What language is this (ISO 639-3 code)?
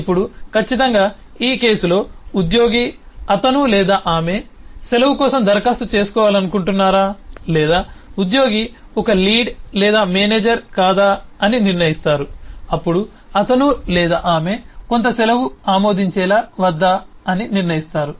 tel